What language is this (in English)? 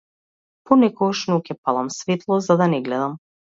Macedonian